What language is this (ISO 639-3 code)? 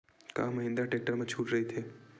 hne